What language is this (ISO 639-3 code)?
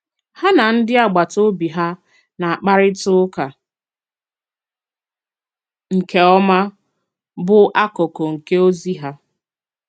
ibo